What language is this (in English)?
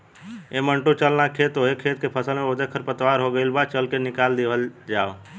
Bhojpuri